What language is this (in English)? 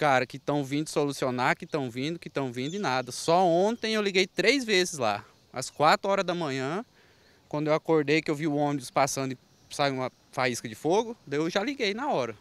Portuguese